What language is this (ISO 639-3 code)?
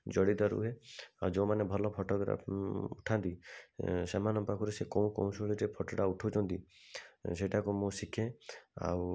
ori